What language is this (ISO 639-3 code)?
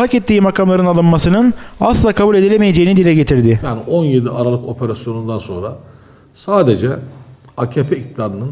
tur